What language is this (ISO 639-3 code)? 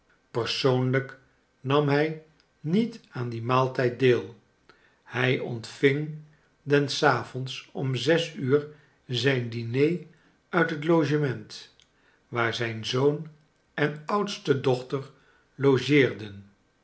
nld